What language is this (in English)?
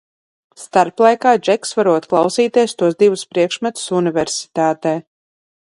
Latvian